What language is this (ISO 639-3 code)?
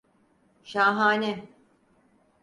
tur